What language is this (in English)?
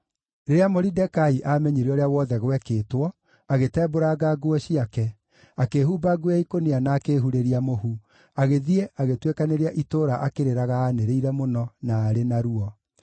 Kikuyu